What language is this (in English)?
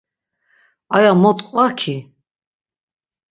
Laz